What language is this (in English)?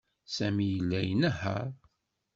Kabyle